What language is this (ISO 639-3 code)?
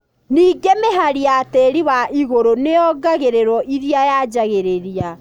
kik